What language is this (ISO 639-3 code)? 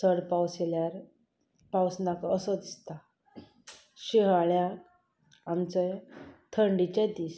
kok